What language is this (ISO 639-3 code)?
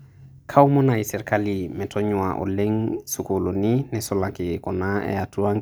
mas